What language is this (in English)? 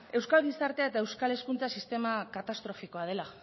Basque